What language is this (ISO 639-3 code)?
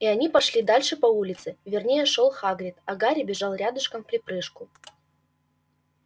rus